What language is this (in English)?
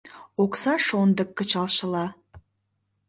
Mari